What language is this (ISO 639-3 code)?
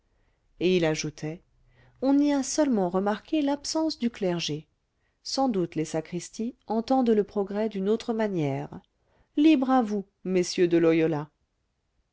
fra